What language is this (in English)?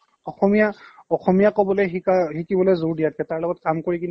Assamese